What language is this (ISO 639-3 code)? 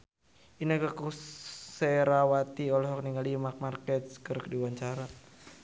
sun